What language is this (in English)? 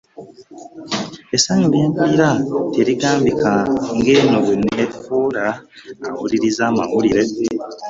Ganda